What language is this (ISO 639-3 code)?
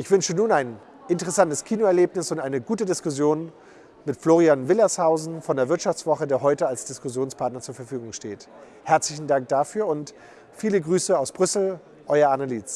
deu